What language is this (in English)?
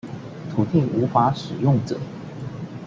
Chinese